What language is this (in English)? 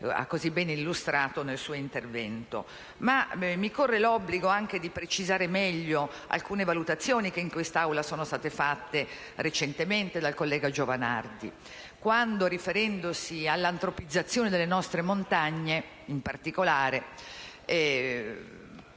Italian